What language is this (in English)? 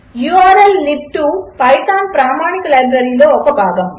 Telugu